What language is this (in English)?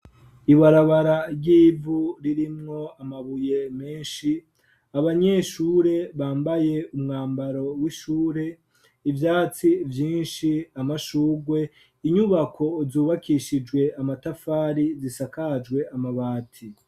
Rundi